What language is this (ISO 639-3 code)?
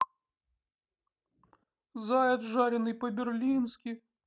rus